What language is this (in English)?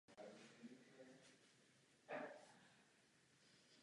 Czech